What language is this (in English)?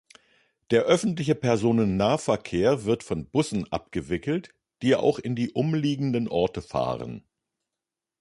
German